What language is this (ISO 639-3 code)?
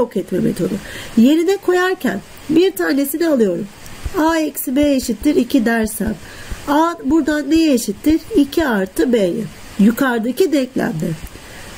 tur